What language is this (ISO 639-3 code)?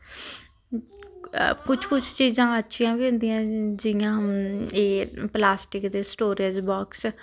doi